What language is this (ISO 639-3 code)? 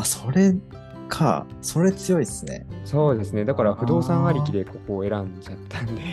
jpn